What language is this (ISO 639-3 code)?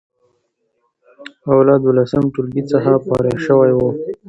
pus